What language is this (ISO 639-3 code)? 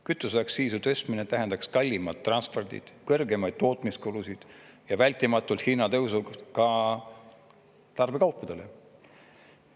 est